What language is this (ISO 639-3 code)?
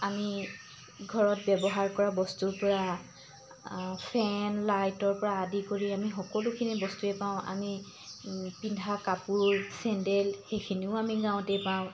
asm